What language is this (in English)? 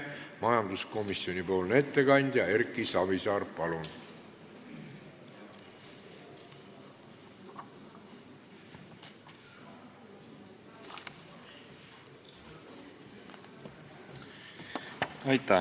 Estonian